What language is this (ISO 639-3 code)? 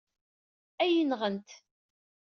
kab